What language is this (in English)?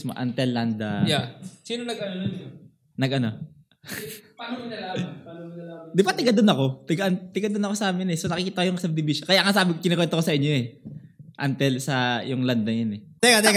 Filipino